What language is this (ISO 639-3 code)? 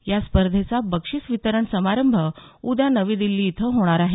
mar